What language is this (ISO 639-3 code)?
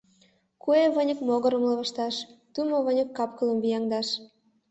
chm